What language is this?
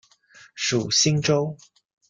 Chinese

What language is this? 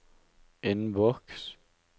Norwegian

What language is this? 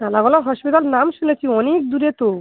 Bangla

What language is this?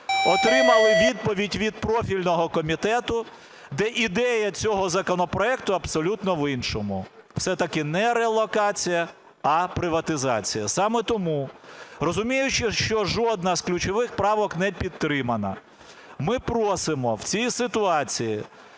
Ukrainian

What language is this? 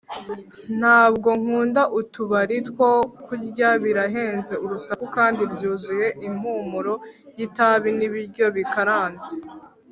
Kinyarwanda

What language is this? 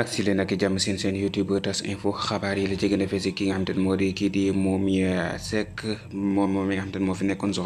Indonesian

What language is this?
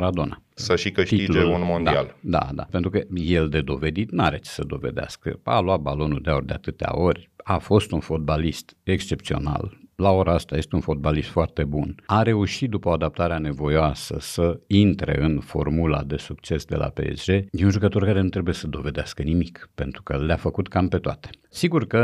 Romanian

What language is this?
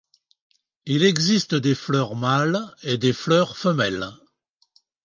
French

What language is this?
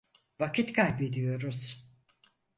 Turkish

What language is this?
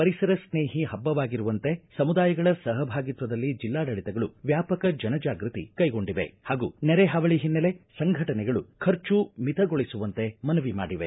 Kannada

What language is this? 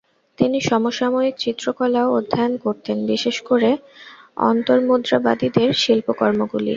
Bangla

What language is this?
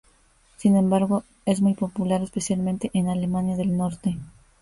Spanish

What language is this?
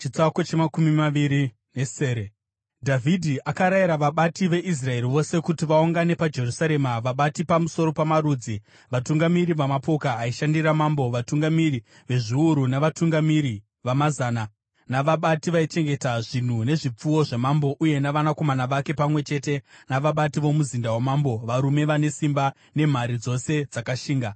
Shona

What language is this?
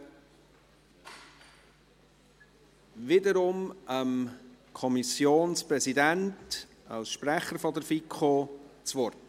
Swiss German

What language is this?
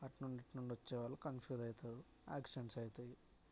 Telugu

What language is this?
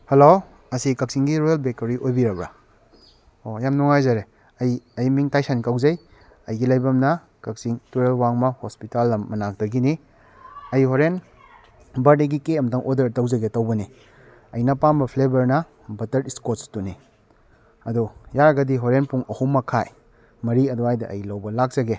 Manipuri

